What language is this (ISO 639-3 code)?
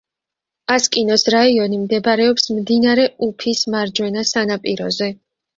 kat